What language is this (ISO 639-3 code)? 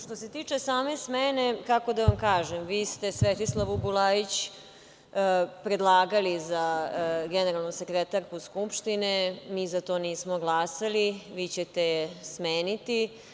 srp